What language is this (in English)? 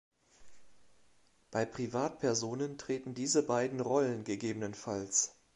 German